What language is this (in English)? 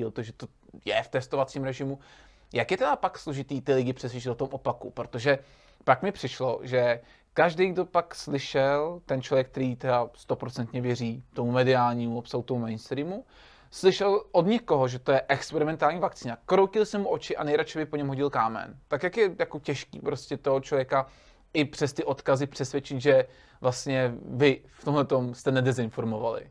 Czech